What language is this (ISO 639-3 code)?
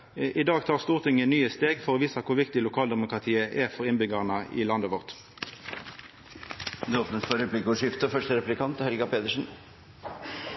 nor